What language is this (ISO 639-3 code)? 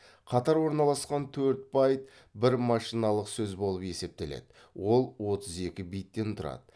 kaz